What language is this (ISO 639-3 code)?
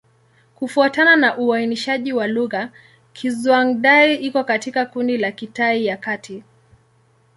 swa